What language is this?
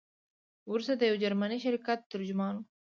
Pashto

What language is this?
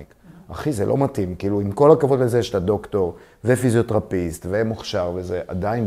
Hebrew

